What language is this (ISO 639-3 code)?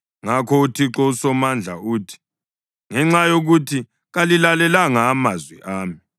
nde